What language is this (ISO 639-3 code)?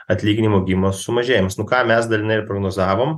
lit